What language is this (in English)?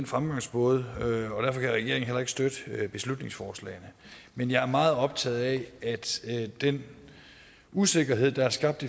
Danish